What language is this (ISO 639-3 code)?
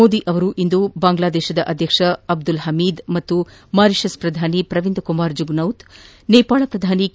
kan